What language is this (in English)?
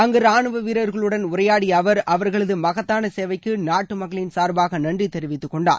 Tamil